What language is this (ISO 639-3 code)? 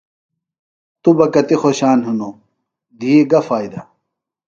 phl